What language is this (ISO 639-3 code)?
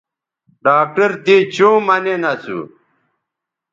btv